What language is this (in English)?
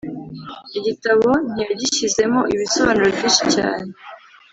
Kinyarwanda